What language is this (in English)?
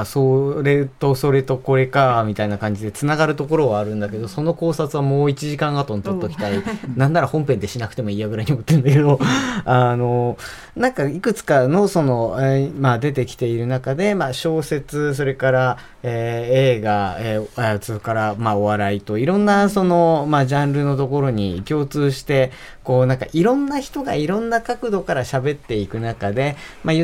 Japanese